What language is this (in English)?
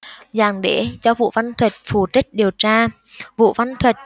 Vietnamese